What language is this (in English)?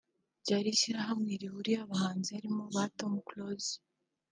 Kinyarwanda